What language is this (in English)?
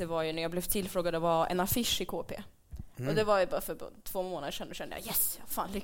Swedish